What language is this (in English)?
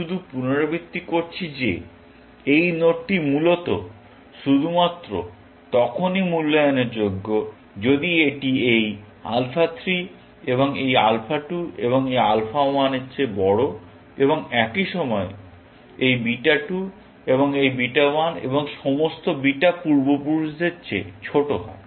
Bangla